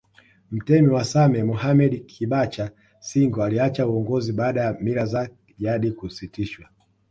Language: Swahili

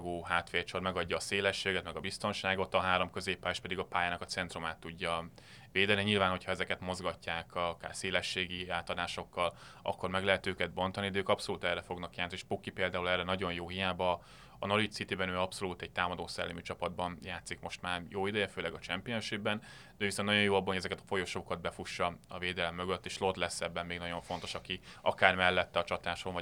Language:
Hungarian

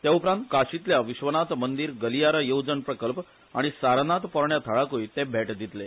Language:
Konkani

